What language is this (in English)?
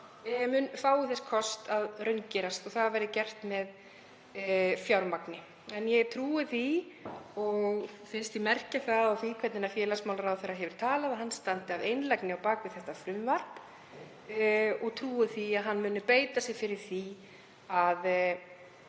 Icelandic